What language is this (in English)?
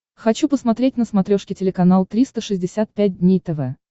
Russian